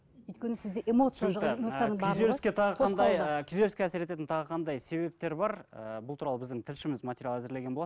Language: Kazakh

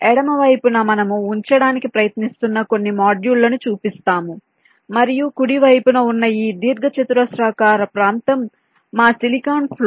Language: Telugu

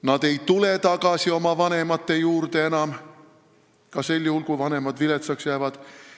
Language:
Estonian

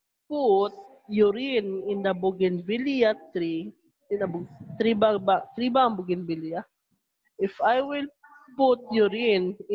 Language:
Filipino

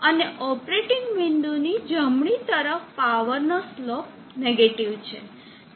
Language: Gujarati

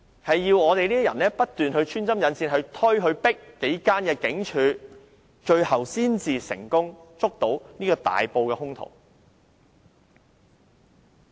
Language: Cantonese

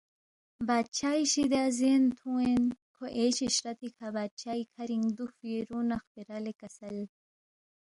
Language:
Balti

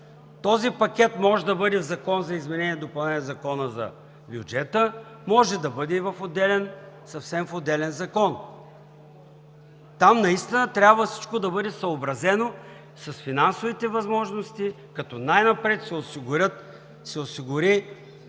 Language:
Bulgarian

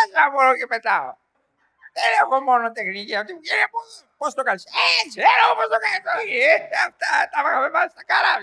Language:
Greek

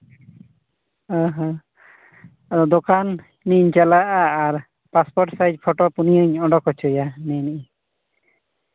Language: Santali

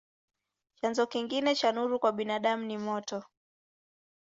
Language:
Swahili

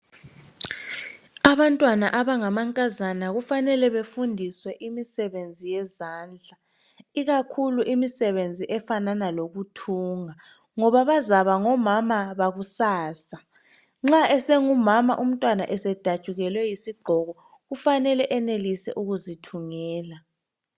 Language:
North Ndebele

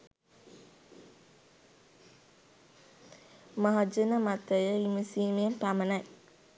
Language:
Sinhala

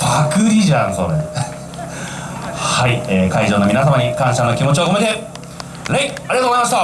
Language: Japanese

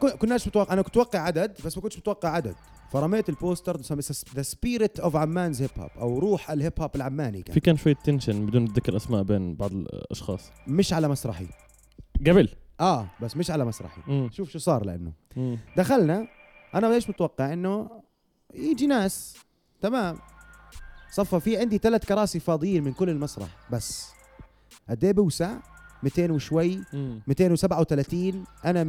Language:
Arabic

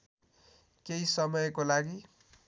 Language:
Nepali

